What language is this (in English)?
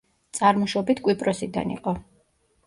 Georgian